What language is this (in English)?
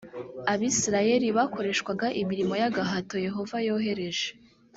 Kinyarwanda